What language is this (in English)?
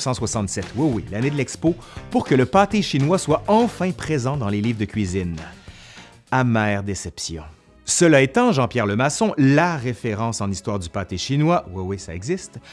French